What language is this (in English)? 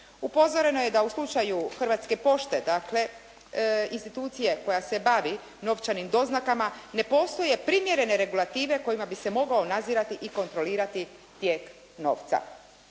Croatian